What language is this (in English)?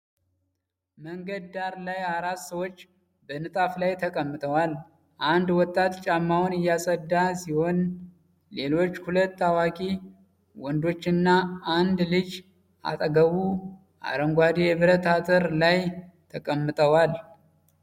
Amharic